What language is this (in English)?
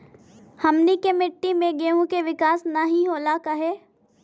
Bhojpuri